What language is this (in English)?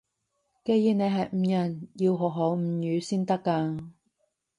Cantonese